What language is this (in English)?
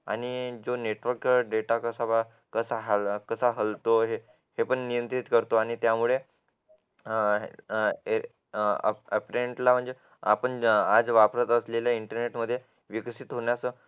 Marathi